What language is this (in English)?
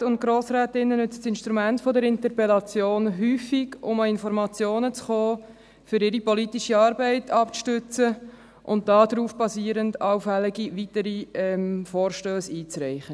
Swiss German